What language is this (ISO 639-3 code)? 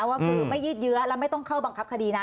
tha